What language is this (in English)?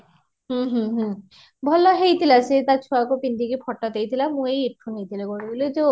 Odia